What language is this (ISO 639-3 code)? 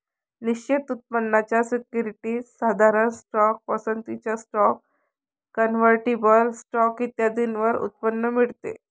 mar